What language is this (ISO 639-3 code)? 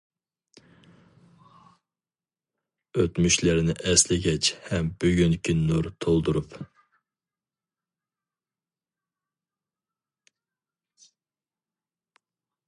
uig